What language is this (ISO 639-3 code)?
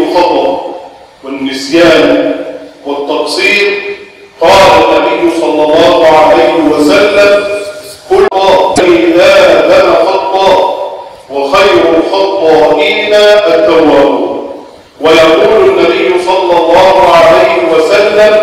ara